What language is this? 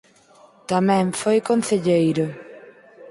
Galician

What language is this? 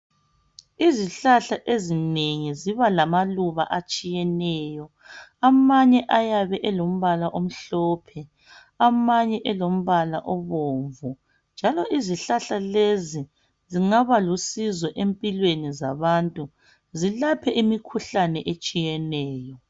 North Ndebele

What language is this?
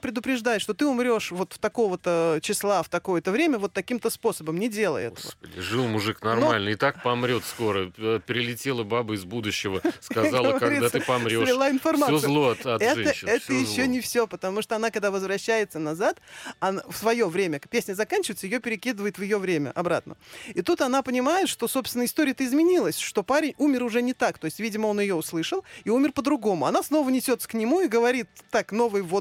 Russian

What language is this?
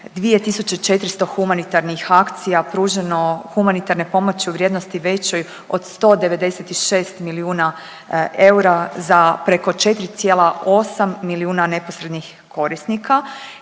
Croatian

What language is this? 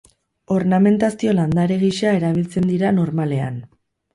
Basque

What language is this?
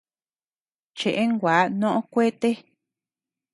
Tepeuxila Cuicatec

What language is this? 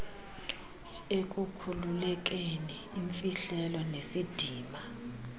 Xhosa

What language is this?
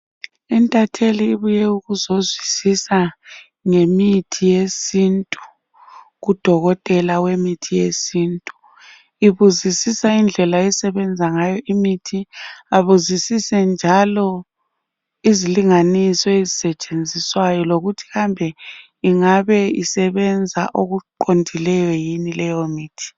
North Ndebele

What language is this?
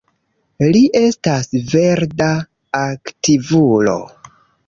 Esperanto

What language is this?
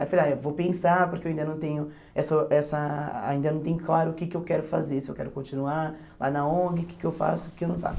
Portuguese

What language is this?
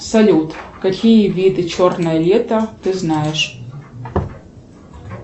Russian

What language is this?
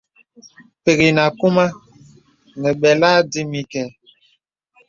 Bebele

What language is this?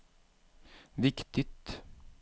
Swedish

